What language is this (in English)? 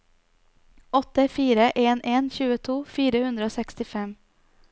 Norwegian